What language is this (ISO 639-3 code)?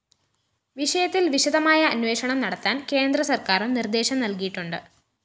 mal